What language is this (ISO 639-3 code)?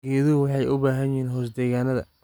som